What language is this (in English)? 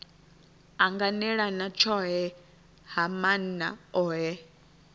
Venda